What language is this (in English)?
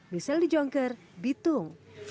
Indonesian